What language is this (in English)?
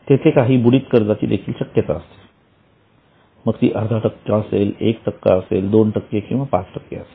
Marathi